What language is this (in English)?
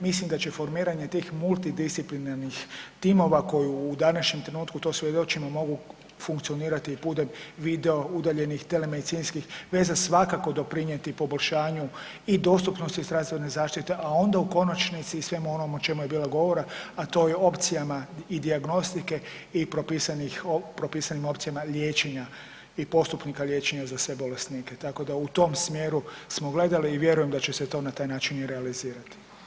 Croatian